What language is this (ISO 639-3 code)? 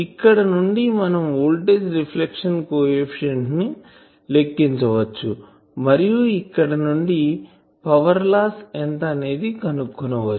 tel